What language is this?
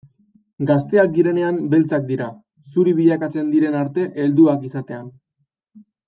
Basque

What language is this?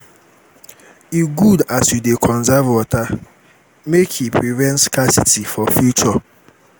Nigerian Pidgin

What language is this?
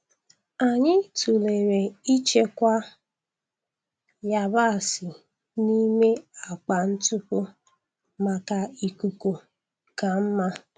Igbo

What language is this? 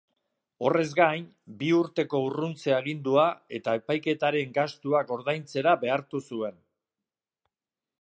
Basque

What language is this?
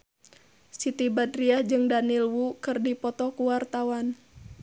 Sundanese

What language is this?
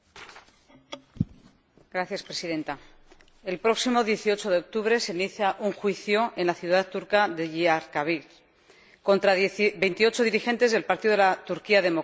Spanish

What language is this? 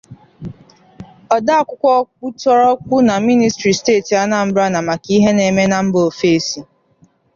Igbo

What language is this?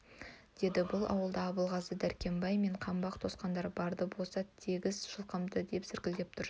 Kazakh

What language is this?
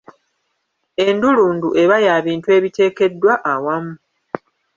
Ganda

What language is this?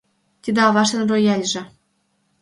Mari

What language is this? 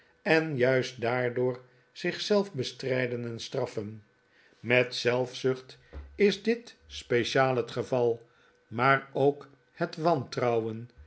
Dutch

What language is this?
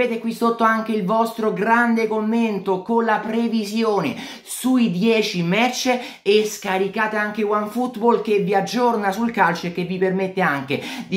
Italian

